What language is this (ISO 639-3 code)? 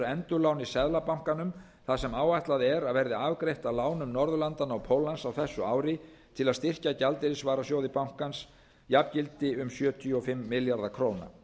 isl